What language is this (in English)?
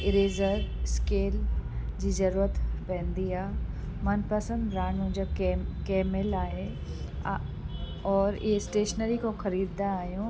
Sindhi